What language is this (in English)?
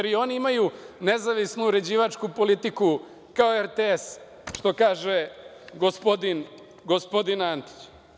Serbian